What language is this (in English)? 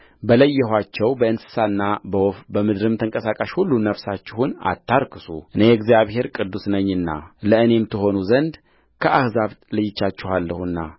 Amharic